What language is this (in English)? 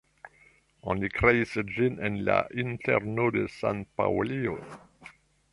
Esperanto